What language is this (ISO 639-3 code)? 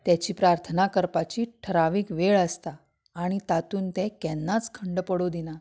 kok